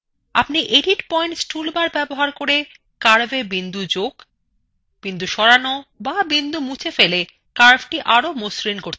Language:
Bangla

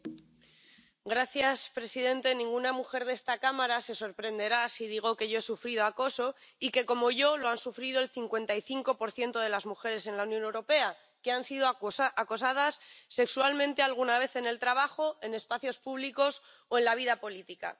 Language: Spanish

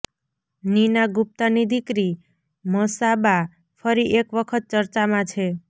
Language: Gujarati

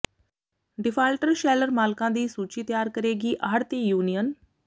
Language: Punjabi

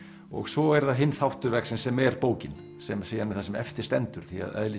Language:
Icelandic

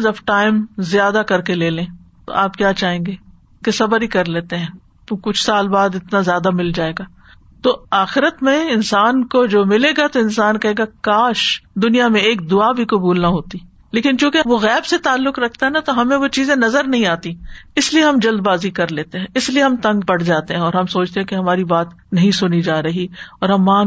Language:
Urdu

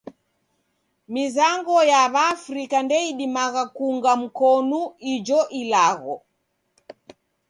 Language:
Taita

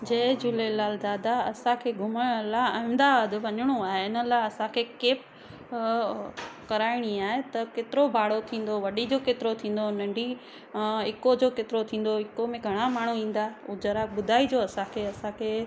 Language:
Sindhi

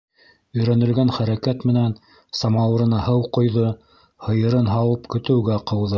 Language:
Bashkir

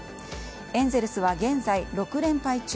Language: Japanese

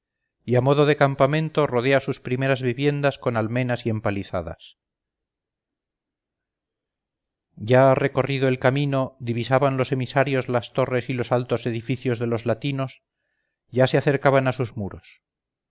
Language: Spanish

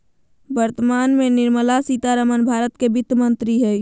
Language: Magahi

